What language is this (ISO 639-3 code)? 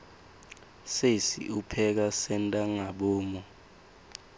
ssw